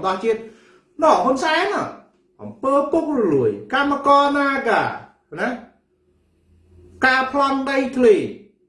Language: Vietnamese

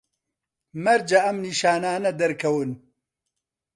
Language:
Central Kurdish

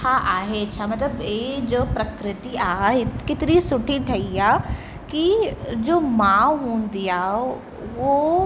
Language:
Sindhi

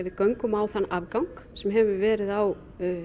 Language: Icelandic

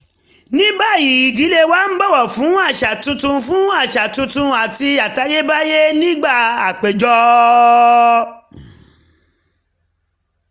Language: Yoruba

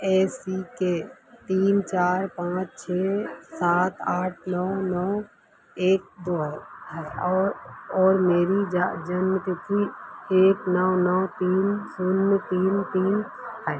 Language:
Hindi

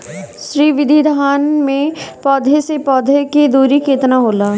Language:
Bhojpuri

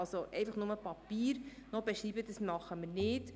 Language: Swiss German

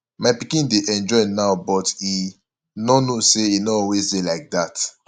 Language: Nigerian Pidgin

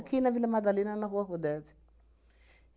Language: Portuguese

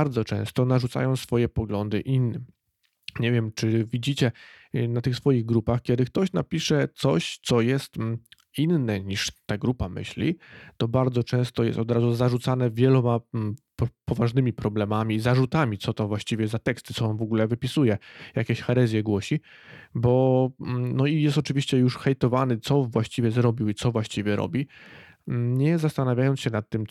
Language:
Polish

